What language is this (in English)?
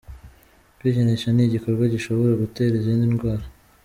Kinyarwanda